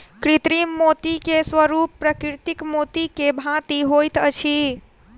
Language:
Maithili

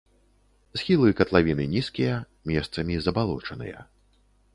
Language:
Belarusian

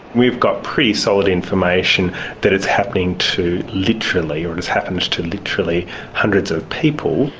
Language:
English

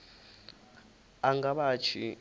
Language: Venda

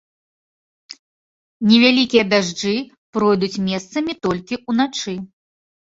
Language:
Belarusian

